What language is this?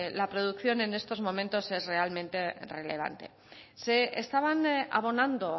Spanish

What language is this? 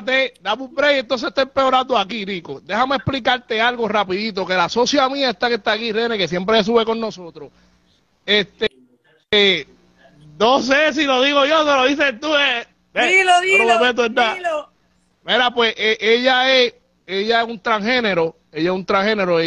Spanish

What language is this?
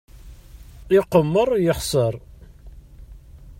Kabyle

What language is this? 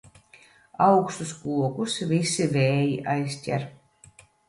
Latvian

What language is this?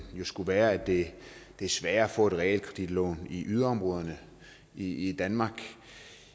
Danish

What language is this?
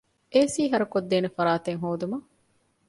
Divehi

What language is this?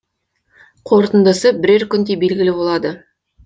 Kazakh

